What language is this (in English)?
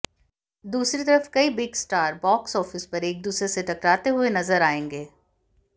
Hindi